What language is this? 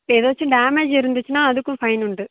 Tamil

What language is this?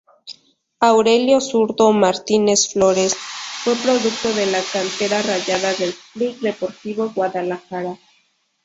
Spanish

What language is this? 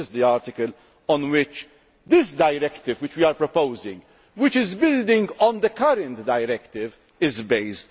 English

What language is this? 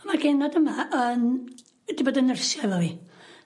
Welsh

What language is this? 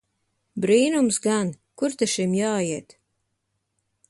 Latvian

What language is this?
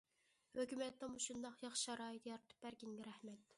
Uyghur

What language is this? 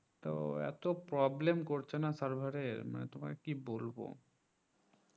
Bangla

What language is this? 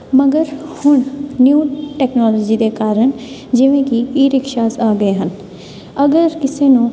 Punjabi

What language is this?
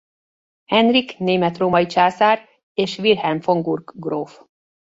Hungarian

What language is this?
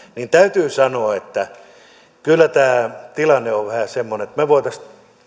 Finnish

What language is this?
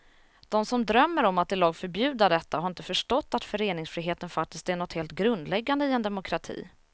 Swedish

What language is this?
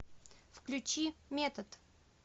Russian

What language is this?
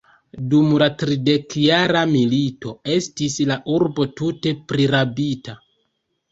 Esperanto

